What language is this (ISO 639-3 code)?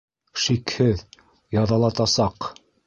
bak